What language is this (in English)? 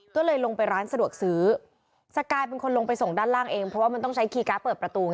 Thai